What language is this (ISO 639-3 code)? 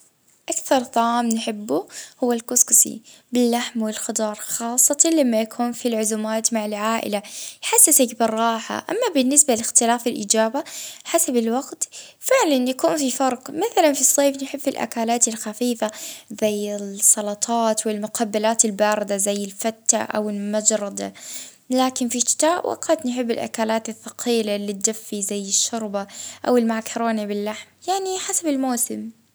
ayl